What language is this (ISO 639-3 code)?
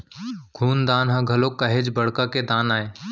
hne